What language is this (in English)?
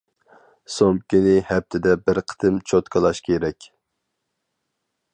Uyghur